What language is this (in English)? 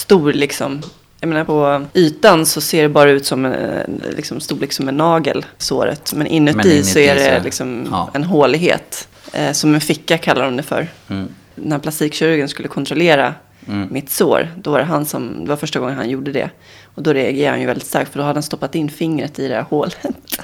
Swedish